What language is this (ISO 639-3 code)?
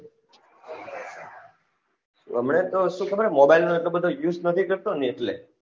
guj